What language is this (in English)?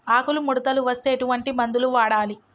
Telugu